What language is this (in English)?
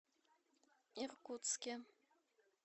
Russian